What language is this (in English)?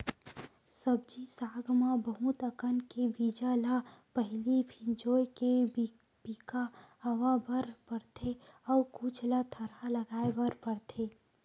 Chhattisgarhi